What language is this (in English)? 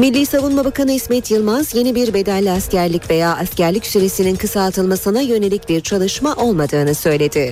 Turkish